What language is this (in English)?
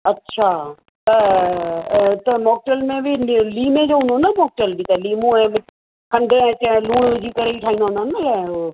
Sindhi